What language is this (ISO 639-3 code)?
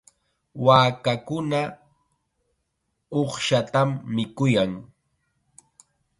qxa